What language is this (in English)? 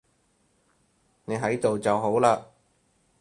Cantonese